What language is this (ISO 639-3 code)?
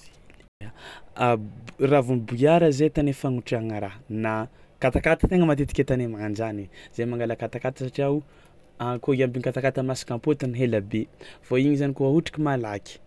xmw